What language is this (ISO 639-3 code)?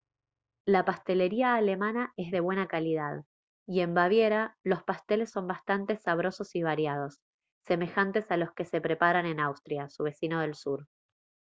spa